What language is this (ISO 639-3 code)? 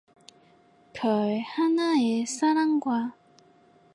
kor